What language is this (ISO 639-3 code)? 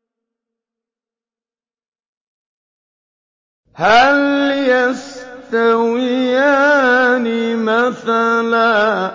ara